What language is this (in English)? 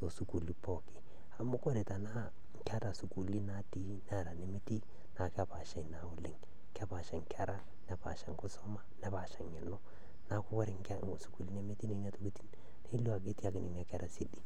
Masai